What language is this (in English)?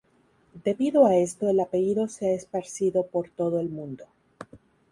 Spanish